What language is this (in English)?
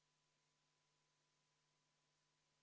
Estonian